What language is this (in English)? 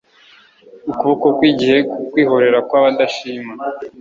Kinyarwanda